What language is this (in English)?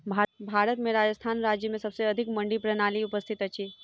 Maithili